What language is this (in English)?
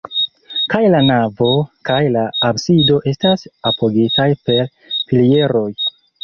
Esperanto